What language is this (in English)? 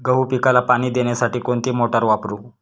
Marathi